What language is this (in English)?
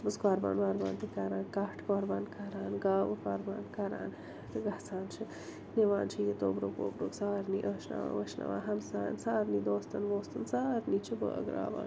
Kashmiri